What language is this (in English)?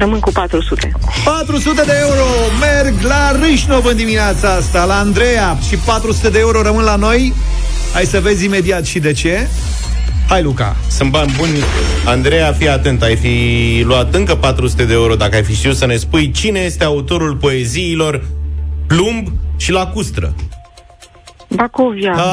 Romanian